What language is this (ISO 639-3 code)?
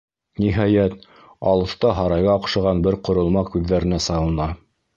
bak